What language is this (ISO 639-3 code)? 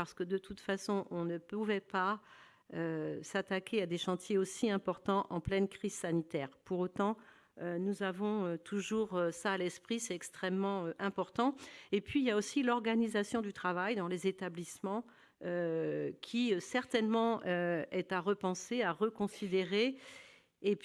fra